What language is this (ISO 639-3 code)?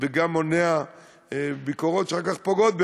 heb